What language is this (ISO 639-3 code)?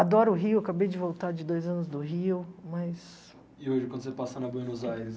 por